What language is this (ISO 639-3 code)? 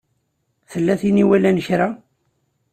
kab